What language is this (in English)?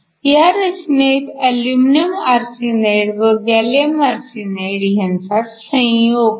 Marathi